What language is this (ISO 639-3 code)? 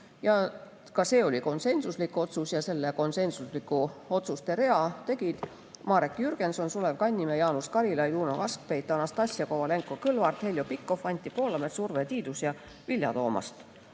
est